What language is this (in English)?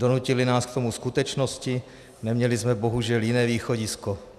Czech